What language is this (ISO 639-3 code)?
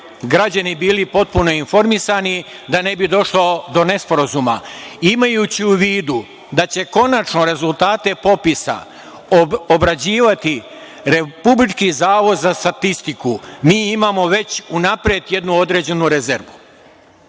srp